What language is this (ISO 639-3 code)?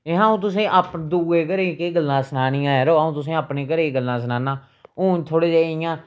doi